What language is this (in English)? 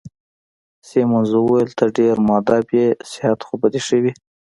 Pashto